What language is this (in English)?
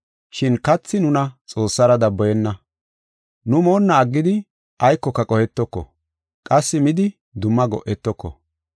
Gofa